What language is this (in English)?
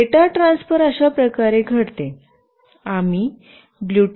Marathi